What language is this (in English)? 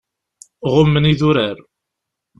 Kabyle